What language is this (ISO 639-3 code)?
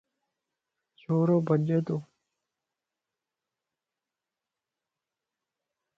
lss